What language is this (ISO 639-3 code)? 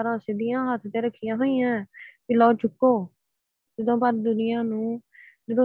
pan